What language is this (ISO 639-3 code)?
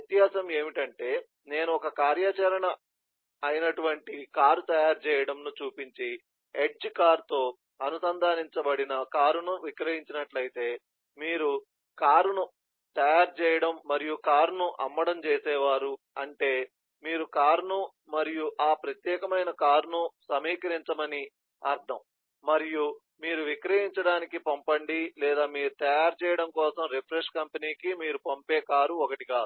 tel